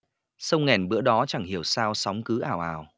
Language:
Vietnamese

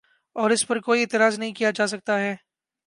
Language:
Urdu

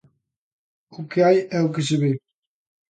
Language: Galician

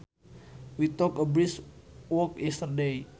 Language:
Sundanese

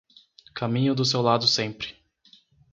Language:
Portuguese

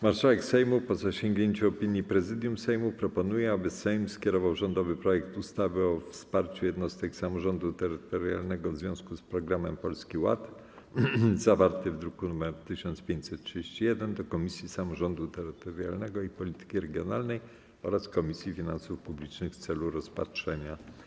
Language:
Polish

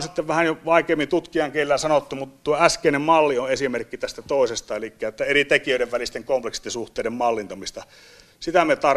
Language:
Finnish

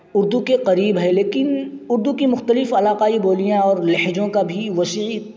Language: Urdu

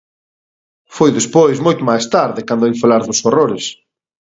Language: Galician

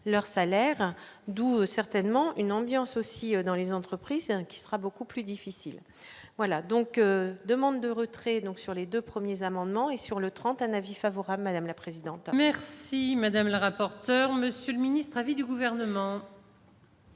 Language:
French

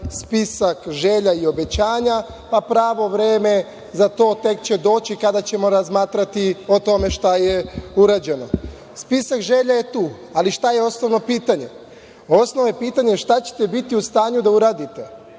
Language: Serbian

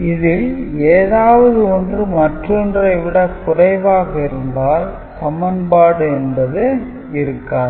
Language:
Tamil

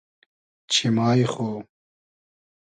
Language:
Hazaragi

